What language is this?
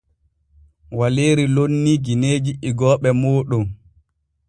Borgu Fulfulde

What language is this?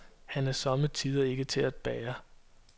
Danish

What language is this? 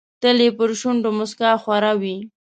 Pashto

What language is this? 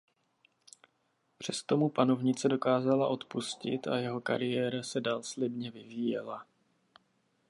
Czech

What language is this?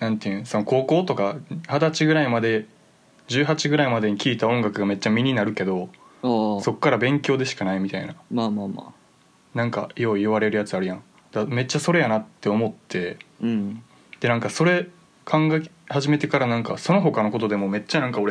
Japanese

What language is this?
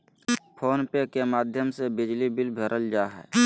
Magahi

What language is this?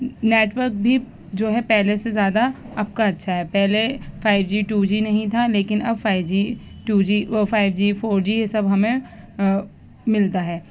Urdu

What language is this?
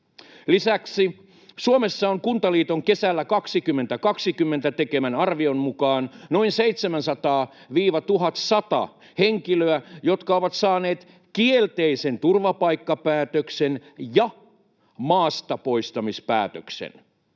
Finnish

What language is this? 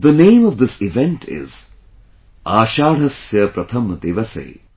English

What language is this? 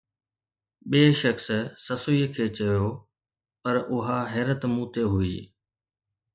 Sindhi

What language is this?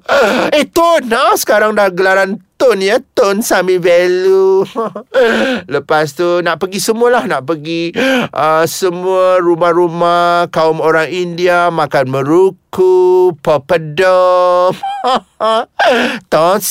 Malay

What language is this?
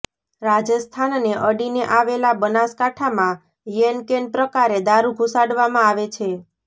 Gujarati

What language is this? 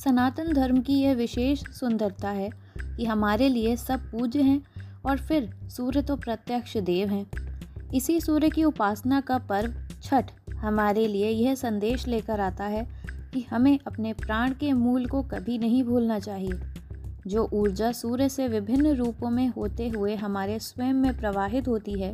Hindi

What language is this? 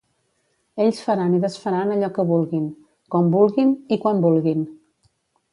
Catalan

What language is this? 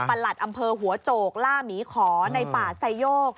Thai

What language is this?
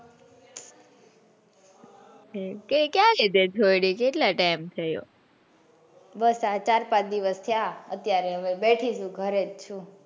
Gujarati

